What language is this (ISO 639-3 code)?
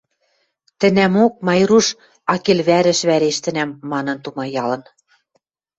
mrj